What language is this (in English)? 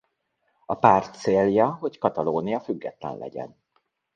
Hungarian